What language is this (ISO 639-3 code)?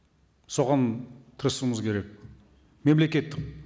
kaz